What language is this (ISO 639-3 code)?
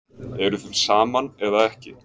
isl